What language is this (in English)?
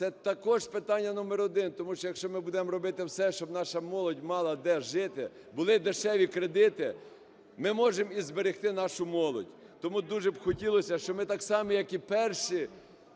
Ukrainian